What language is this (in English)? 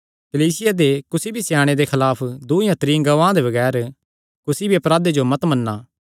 Kangri